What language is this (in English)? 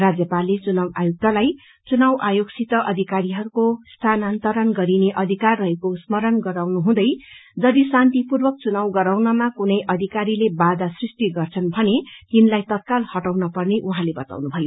Nepali